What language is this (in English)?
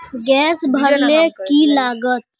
Magahi